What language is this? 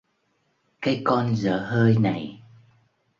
Vietnamese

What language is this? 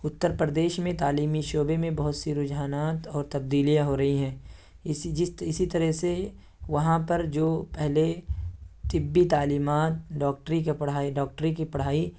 Urdu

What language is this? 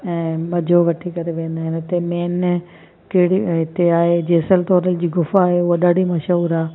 Sindhi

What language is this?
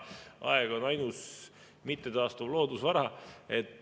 Estonian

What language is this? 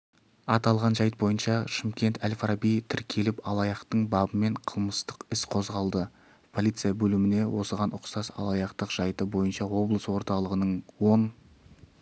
Kazakh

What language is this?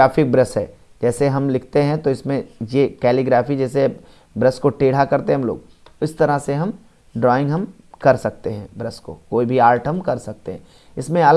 Hindi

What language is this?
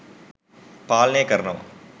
Sinhala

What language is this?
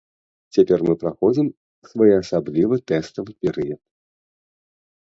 Belarusian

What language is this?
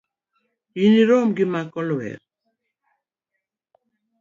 Luo (Kenya and Tanzania)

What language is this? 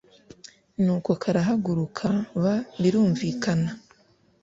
Kinyarwanda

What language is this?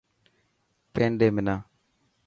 Dhatki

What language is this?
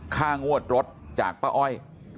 Thai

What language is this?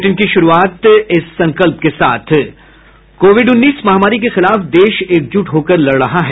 Hindi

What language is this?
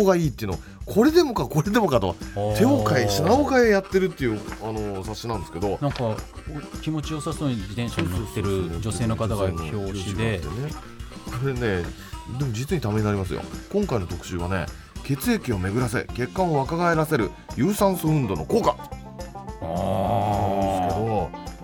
Japanese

